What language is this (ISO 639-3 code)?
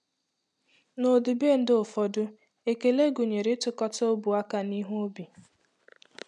ibo